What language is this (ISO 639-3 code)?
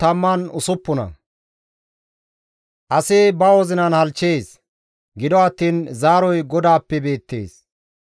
gmv